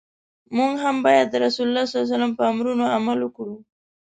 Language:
Pashto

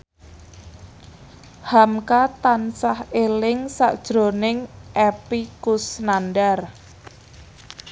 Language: Javanese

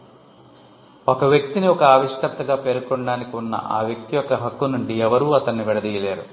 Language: Telugu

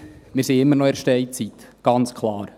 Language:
Swiss German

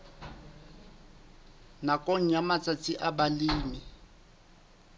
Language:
Southern Sotho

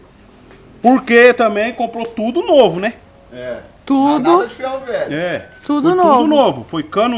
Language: Portuguese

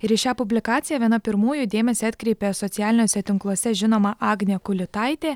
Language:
Lithuanian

